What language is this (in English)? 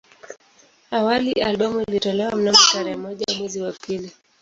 Swahili